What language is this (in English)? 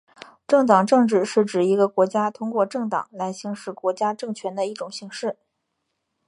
Chinese